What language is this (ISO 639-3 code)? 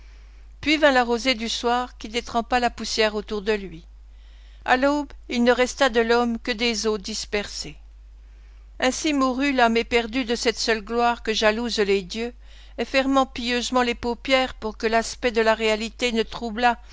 fra